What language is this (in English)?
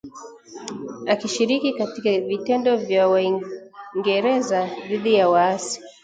Swahili